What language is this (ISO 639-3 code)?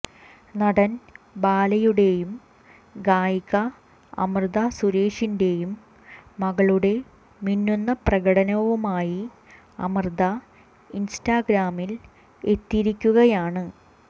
mal